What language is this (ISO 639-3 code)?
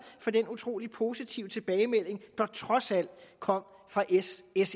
dan